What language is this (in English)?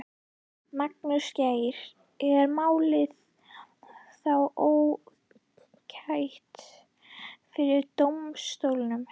Icelandic